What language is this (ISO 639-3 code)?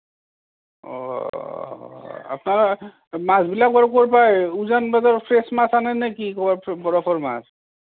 asm